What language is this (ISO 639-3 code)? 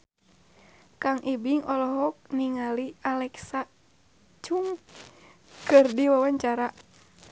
sun